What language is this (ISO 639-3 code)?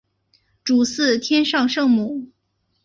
zho